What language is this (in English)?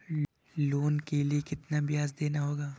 Hindi